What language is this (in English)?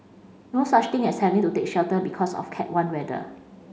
English